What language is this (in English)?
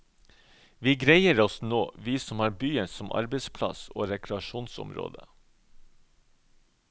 Norwegian